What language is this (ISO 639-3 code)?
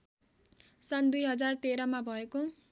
nep